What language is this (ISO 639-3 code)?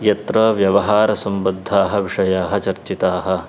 san